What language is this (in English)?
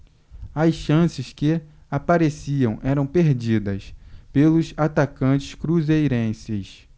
Portuguese